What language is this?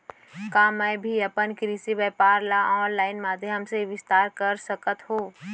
Chhattisgarhi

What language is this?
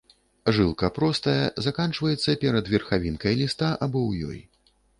Belarusian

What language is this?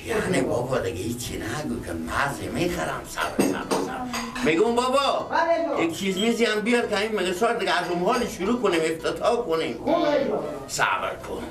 Persian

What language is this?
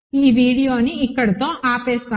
Telugu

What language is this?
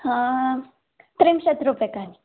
Sanskrit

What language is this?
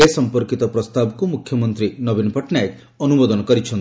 Odia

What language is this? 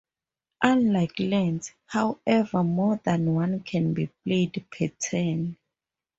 English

